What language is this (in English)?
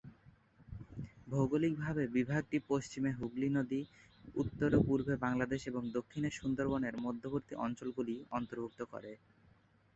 Bangla